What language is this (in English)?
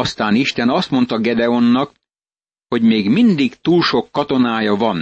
Hungarian